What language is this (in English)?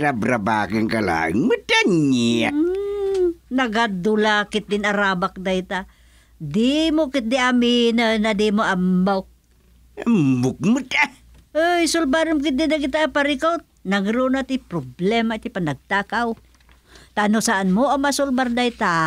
Filipino